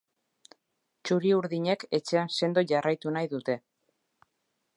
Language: Basque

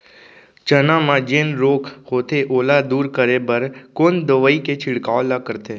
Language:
Chhattisgarhi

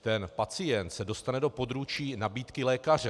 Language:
Czech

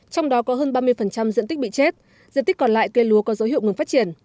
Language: Vietnamese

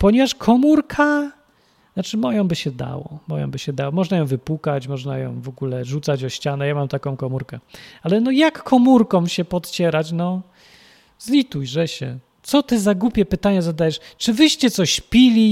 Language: Polish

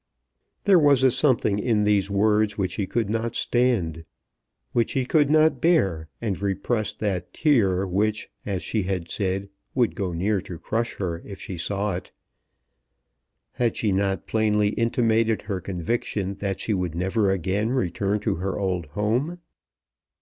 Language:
English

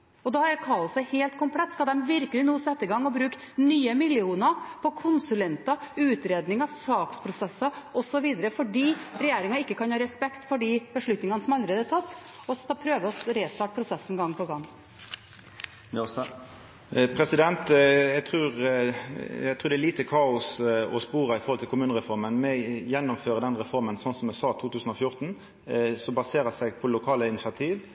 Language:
Norwegian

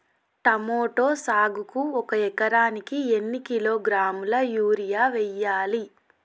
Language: Telugu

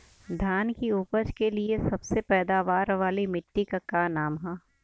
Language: Bhojpuri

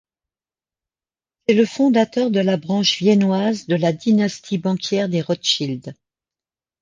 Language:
French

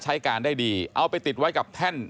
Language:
Thai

